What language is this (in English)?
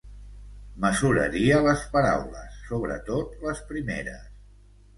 Catalan